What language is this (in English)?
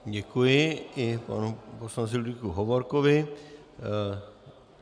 Czech